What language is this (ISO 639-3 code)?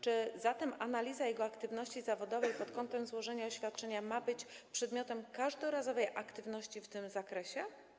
pol